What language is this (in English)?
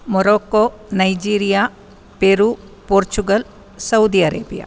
Sanskrit